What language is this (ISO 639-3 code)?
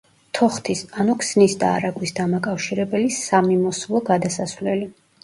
kat